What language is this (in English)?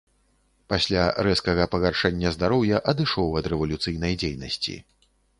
Belarusian